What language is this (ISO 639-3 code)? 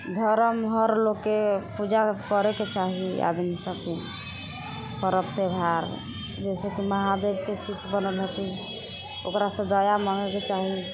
mai